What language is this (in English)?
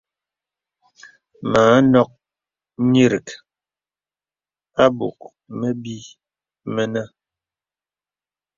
Bebele